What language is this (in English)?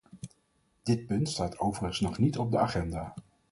Dutch